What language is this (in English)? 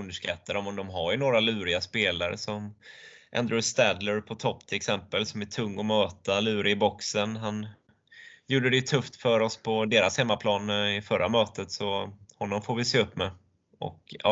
Swedish